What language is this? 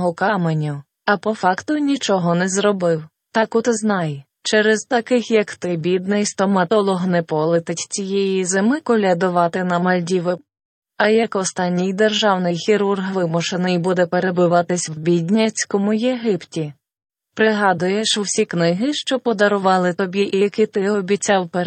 Ukrainian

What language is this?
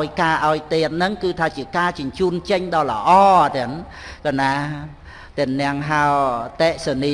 Vietnamese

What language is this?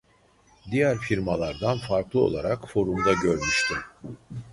Turkish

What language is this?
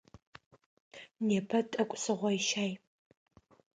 Adyghe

